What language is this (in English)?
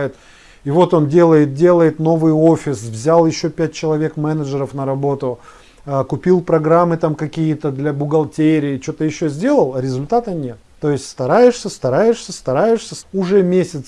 Russian